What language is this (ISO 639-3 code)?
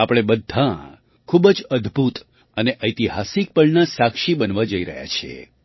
guj